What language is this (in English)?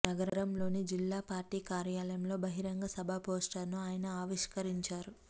Telugu